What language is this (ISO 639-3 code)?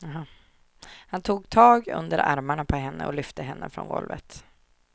swe